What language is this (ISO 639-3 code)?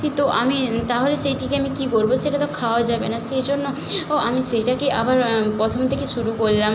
ben